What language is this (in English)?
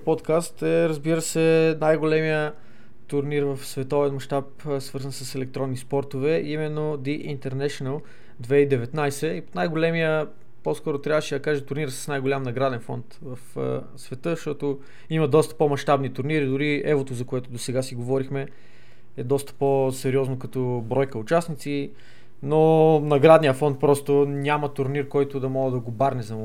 Bulgarian